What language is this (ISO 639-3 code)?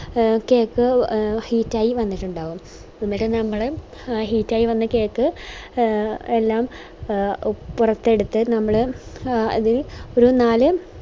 mal